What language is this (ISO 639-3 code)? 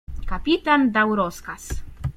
pol